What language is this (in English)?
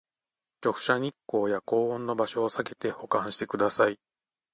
Japanese